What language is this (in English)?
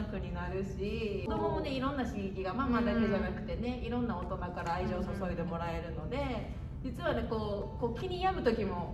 Japanese